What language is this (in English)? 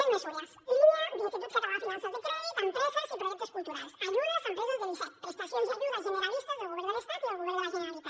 Catalan